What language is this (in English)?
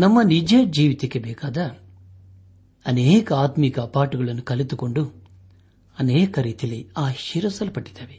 Kannada